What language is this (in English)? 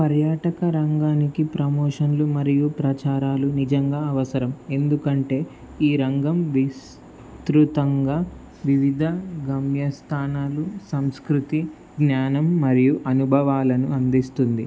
Telugu